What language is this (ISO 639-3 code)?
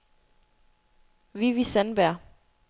dan